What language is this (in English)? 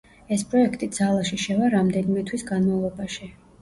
Georgian